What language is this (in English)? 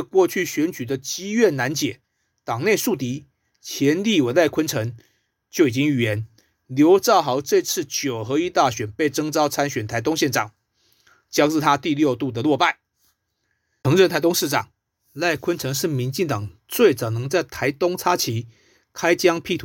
Chinese